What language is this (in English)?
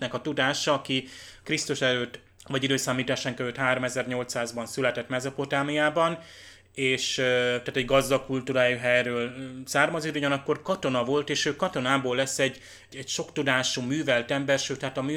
Hungarian